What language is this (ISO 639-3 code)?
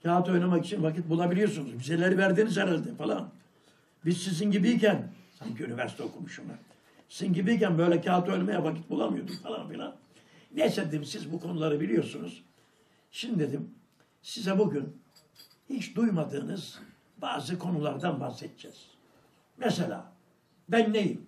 tur